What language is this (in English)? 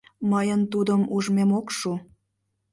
Mari